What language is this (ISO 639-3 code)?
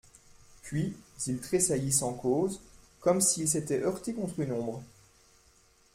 fra